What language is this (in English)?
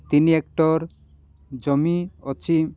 Odia